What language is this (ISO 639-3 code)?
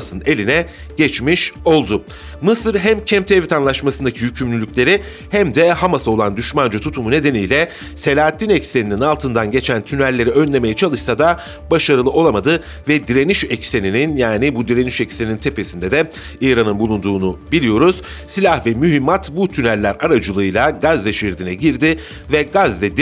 tur